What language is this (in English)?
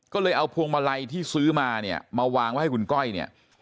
Thai